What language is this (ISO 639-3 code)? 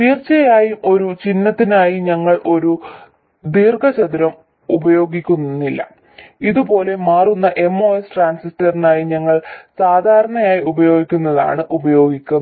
mal